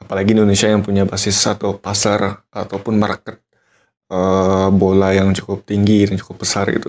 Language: Indonesian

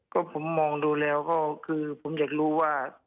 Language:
Thai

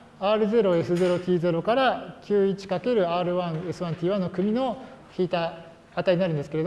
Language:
Japanese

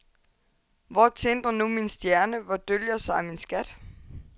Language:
Danish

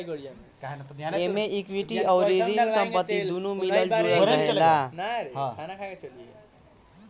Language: Bhojpuri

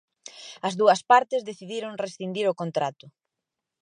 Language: Galician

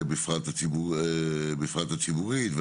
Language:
Hebrew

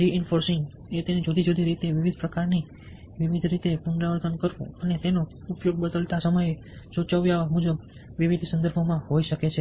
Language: Gujarati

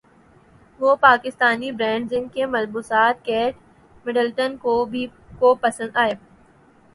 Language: Urdu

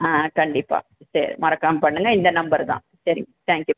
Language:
Tamil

